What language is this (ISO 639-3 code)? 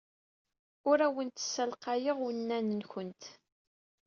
kab